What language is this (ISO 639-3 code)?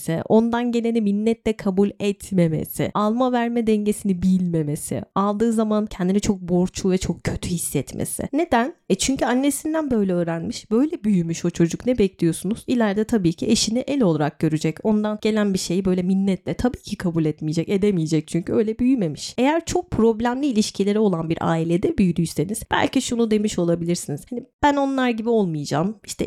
tur